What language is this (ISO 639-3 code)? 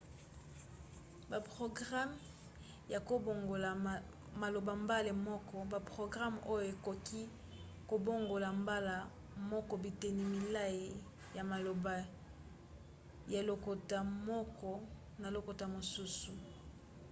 lin